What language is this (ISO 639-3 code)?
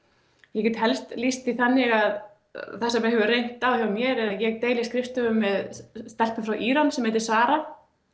isl